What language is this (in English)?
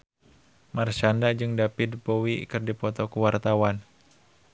Sundanese